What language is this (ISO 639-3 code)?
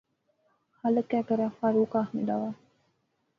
phr